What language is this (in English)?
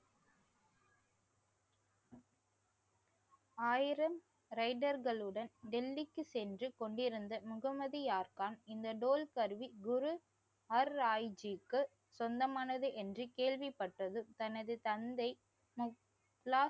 Tamil